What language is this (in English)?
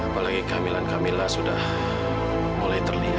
Indonesian